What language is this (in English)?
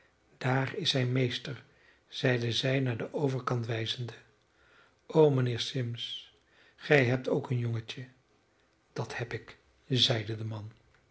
Dutch